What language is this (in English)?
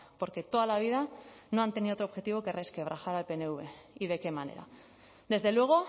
Spanish